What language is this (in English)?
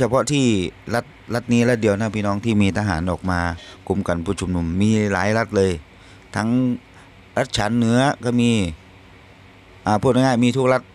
Thai